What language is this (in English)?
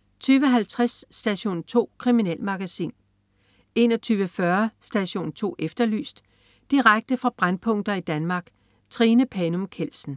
Danish